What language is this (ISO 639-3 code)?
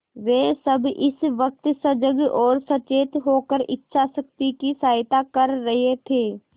hin